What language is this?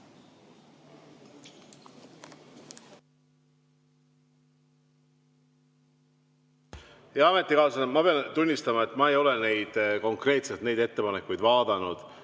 Estonian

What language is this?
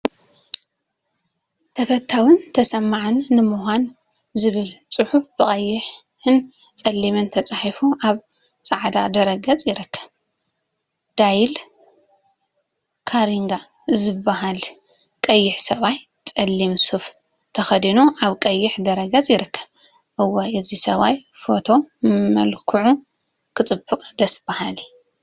Tigrinya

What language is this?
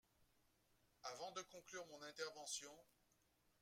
French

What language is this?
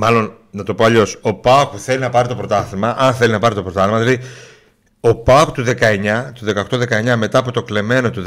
Greek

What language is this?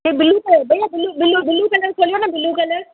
Sindhi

